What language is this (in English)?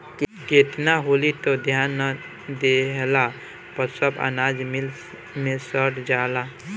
Bhojpuri